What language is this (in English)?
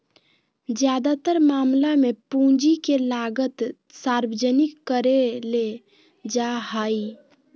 Magahi